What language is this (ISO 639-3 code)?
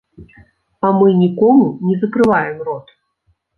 bel